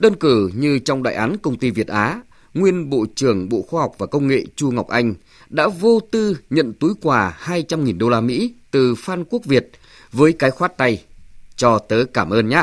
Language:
Vietnamese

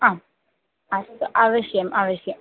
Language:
Sanskrit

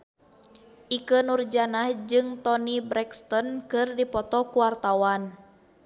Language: Sundanese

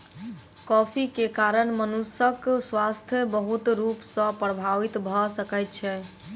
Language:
Maithili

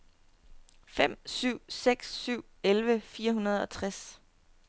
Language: Danish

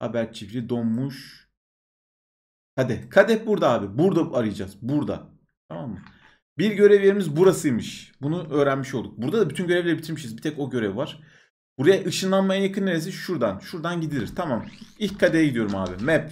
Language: Turkish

